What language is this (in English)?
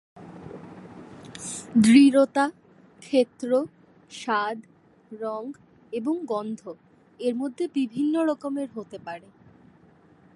Bangla